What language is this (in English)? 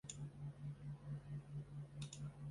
Chinese